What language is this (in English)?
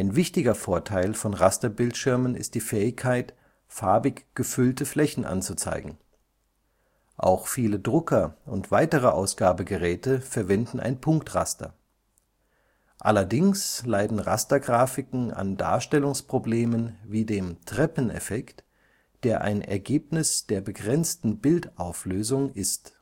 German